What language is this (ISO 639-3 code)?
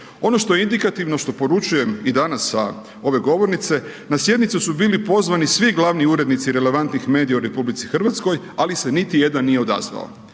hrv